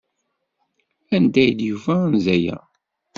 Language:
Kabyle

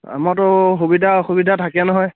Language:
Assamese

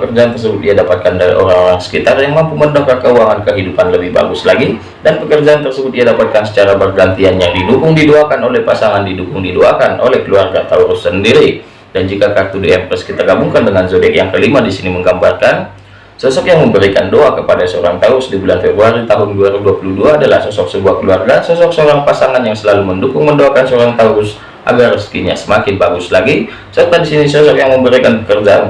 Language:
Indonesian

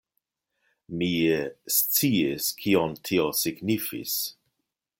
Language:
Esperanto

